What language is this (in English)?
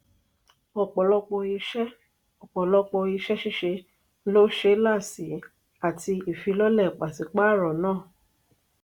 Yoruba